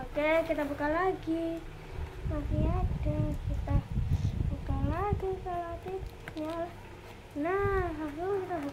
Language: Indonesian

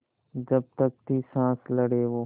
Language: Hindi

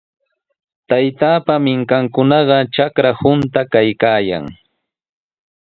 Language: Sihuas Ancash Quechua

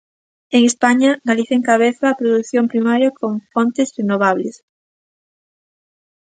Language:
Galician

